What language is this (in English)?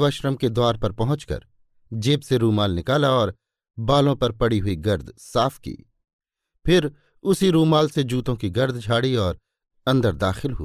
Hindi